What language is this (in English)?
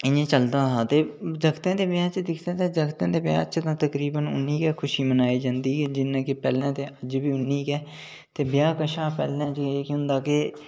Dogri